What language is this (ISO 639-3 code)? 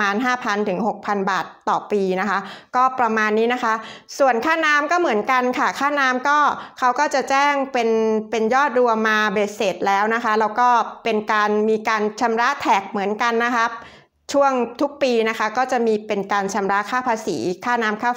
tha